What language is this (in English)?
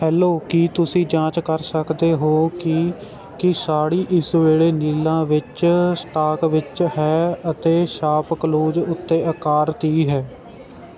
Punjabi